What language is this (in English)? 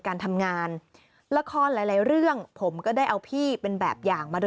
Thai